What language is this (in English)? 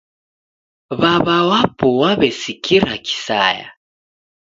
Taita